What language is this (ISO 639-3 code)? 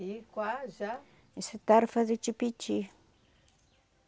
por